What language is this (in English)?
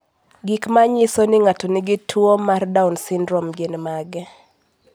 Luo (Kenya and Tanzania)